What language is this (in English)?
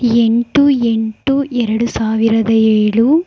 Kannada